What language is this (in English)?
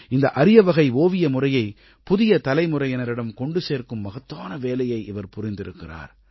Tamil